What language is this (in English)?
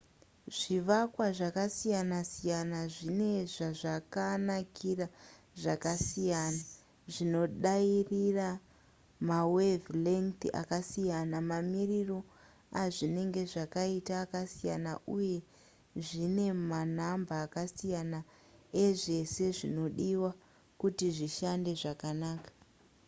Shona